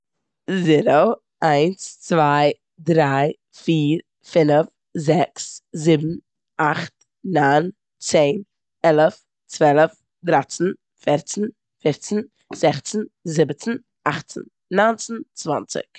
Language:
Yiddish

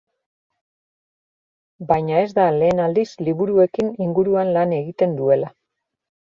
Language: Basque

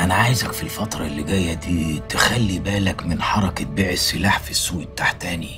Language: Arabic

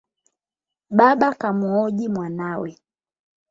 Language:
Swahili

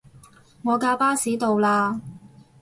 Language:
Cantonese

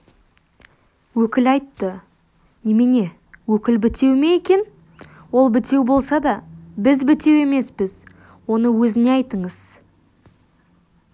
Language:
Kazakh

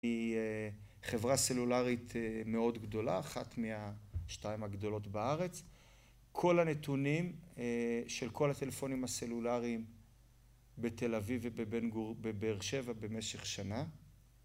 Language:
Hebrew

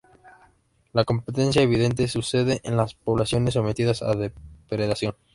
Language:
Spanish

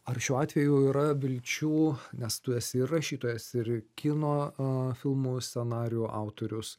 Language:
Lithuanian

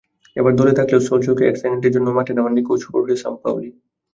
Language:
Bangla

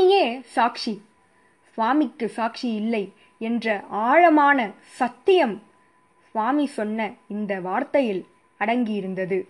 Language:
Tamil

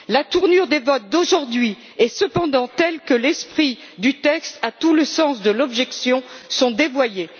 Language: French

